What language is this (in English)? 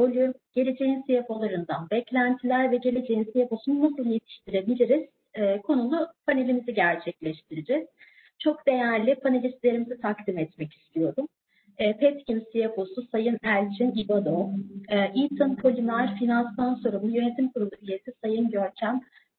Turkish